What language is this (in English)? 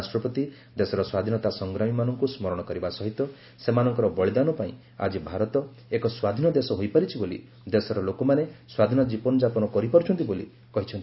Odia